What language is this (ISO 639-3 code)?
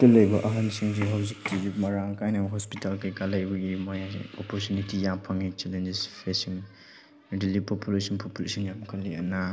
mni